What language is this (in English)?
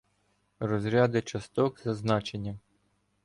Ukrainian